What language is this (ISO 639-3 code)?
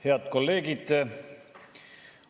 est